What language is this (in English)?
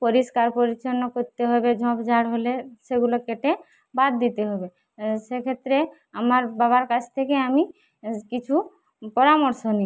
Bangla